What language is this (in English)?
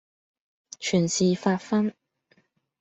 Cantonese